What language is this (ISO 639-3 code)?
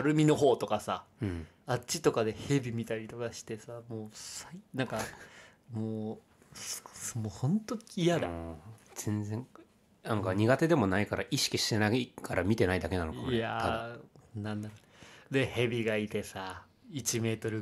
jpn